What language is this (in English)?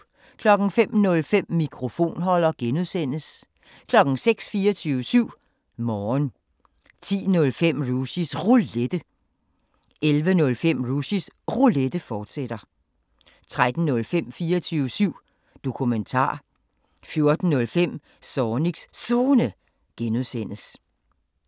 Danish